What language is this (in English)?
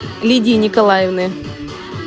Russian